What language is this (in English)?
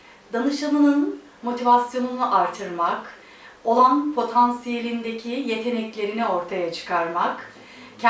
Turkish